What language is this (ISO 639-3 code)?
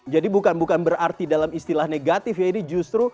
ind